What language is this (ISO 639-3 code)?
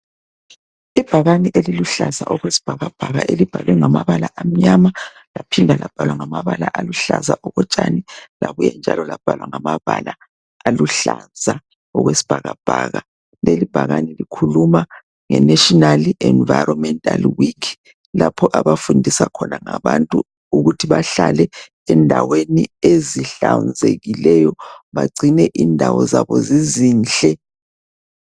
nde